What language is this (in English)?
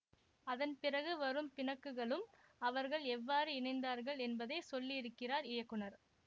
Tamil